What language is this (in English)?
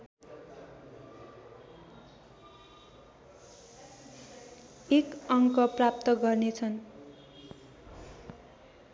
Nepali